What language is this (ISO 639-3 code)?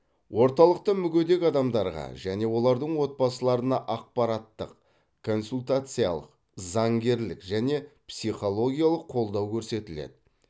kaz